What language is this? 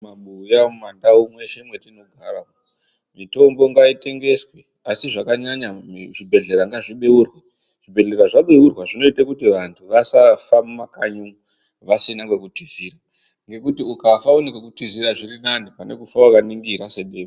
Ndau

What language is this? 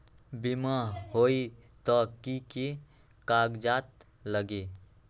Magahi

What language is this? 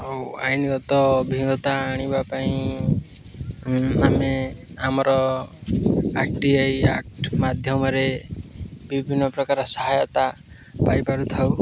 Odia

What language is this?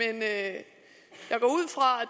Danish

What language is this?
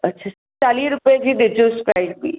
Sindhi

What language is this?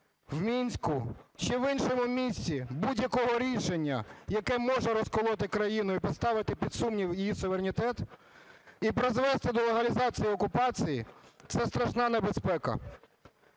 Ukrainian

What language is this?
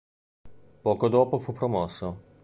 Italian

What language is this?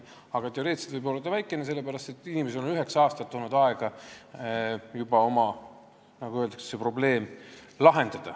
Estonian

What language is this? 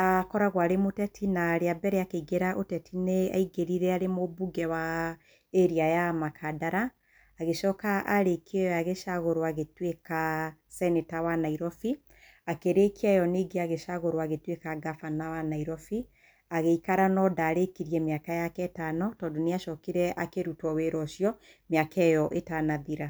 Kikuyu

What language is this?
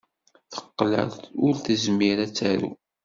Kabyle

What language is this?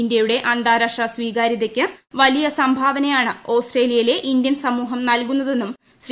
Malayalam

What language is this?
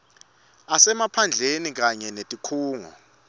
Swati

